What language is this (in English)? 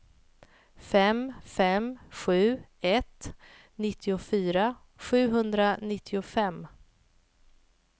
Swedish